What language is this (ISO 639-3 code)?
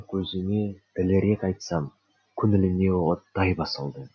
kaz